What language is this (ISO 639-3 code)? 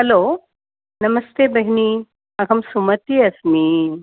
san